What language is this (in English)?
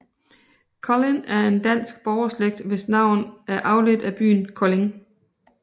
Danish